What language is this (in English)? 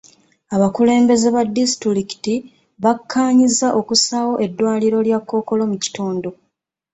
Ganda